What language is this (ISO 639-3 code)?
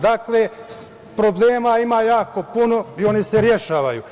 srp